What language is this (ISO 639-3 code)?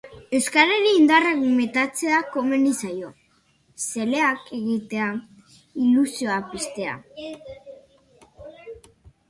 eus